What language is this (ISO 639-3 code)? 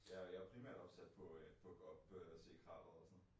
dan